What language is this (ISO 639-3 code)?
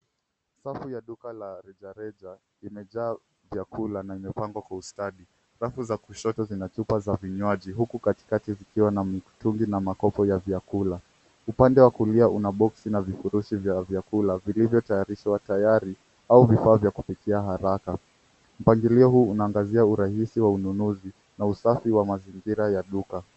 swa